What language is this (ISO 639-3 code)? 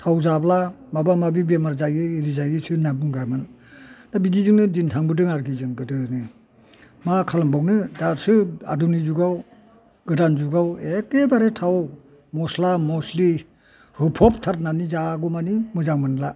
brx